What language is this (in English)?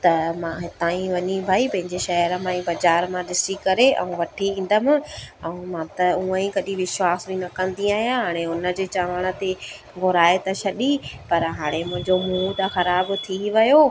Sindhi